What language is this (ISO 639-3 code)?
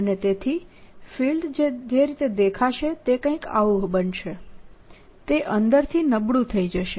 guj